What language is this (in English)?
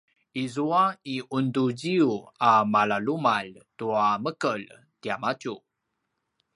Paiwan